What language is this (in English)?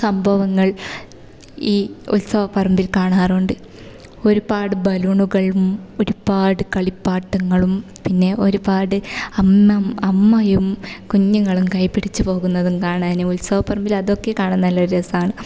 Malayalam